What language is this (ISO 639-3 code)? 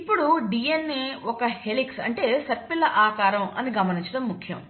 tel